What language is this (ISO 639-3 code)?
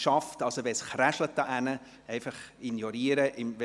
gsw